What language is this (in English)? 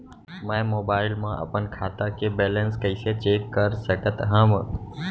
Chhattisgarhi